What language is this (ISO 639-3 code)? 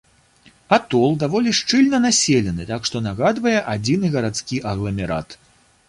bel